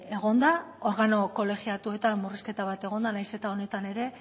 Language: Basque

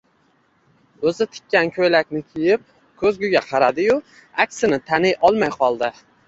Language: Uzbek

